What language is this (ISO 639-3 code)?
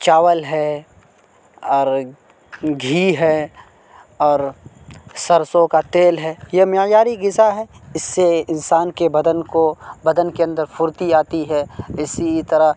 urd